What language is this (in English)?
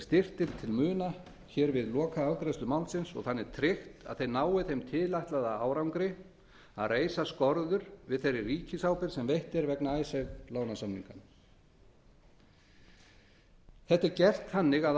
Icelandic